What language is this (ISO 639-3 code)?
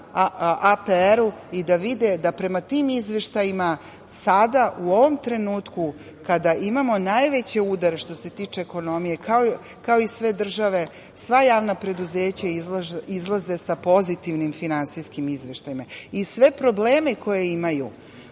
srp